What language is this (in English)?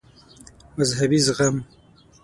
Pashto